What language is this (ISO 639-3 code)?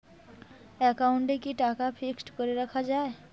ben